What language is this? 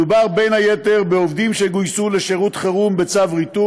Hebrew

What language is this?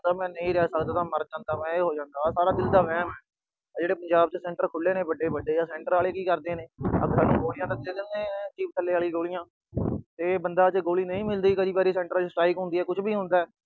Punjabi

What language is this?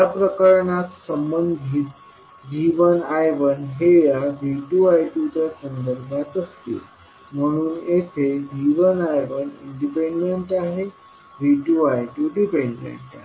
Marathi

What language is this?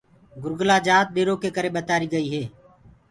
Gurgula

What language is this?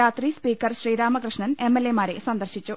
Malayalam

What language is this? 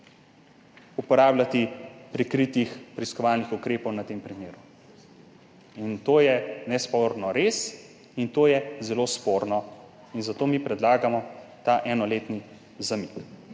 Slovenian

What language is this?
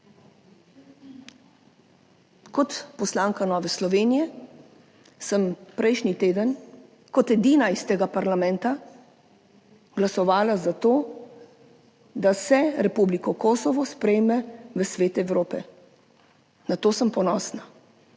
Slovenian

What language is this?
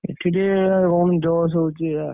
Odia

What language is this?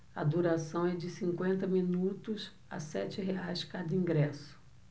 Portuguese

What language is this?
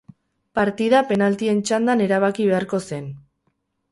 Basque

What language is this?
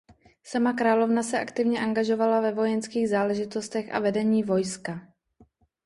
Czech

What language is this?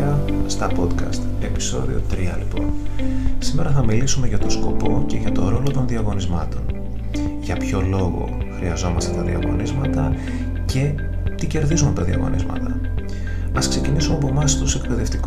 Greek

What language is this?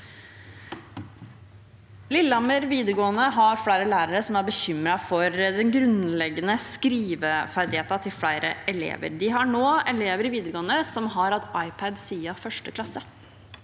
Norwegian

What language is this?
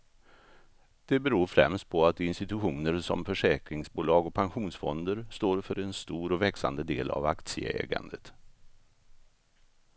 Swedish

